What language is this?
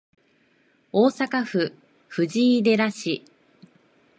Japanese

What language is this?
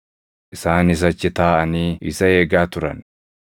Oromo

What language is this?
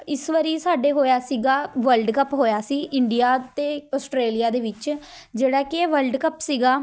Punjabi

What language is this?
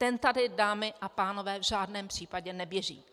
Czech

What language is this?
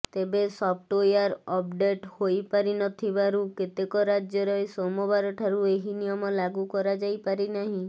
Odia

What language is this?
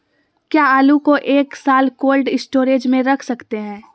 Magahi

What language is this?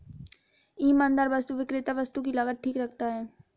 Hindi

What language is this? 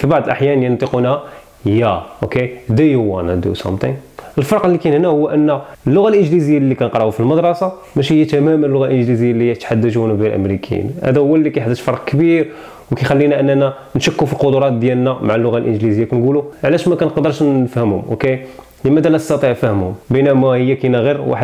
Arabic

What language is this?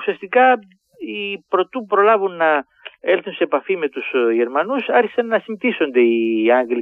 Greek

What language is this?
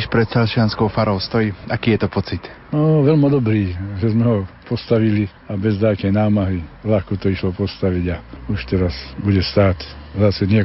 Slovak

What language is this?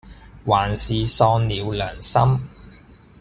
Cantonese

